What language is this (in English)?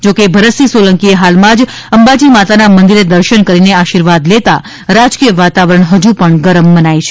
Gujarati